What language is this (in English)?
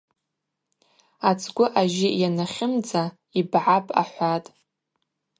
Abaza